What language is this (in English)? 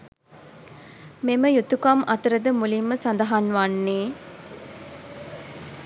Sinhala